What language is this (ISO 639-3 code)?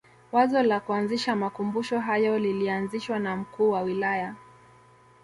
swa